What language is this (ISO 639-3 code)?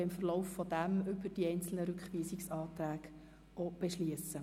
gsw